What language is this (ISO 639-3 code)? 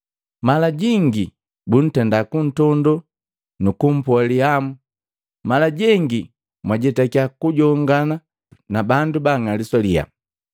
mgv